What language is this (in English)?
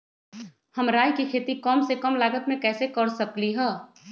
Magahi